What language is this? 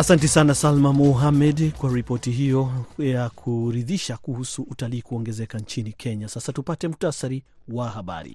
Swahili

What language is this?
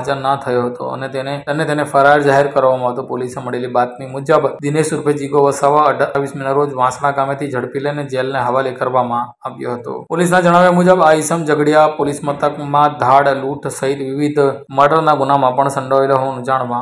Hindi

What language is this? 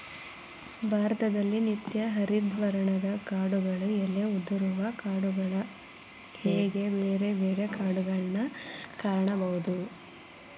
Kannada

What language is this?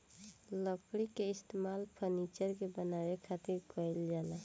Bhojpuri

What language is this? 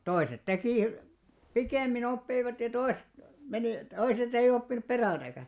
Finnish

